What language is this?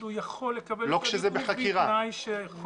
Hebrew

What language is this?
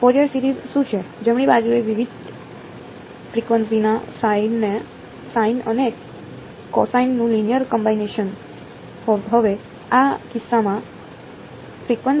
Gujarati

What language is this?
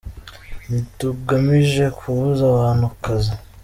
Kinyarwanda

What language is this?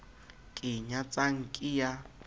Southern Sotho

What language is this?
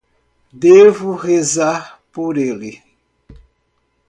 Portuguese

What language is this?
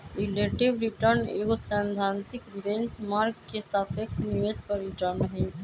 Magahi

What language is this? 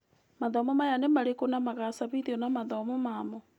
Kikuyu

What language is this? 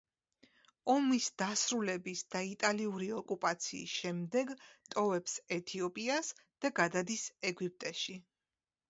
Georgian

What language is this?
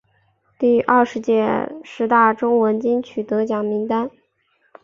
Chinese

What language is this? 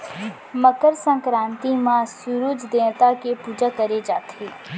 Chhattisgarhi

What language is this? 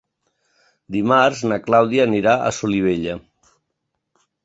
Catalan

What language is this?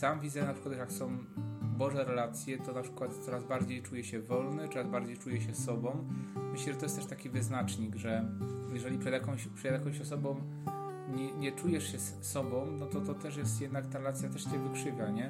Polish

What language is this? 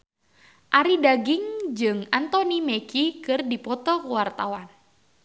Sundanese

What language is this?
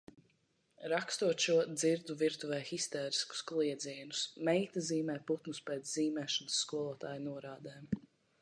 Latvian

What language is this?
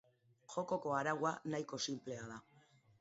Basque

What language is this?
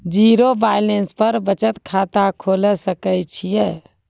Maithili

